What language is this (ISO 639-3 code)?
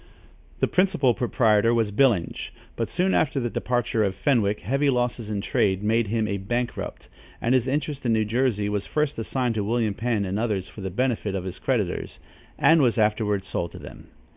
eng